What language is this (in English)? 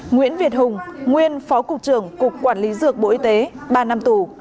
Vietnamese